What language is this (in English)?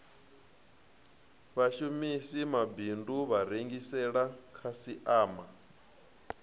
Venda